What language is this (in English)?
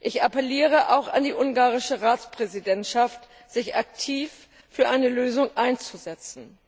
German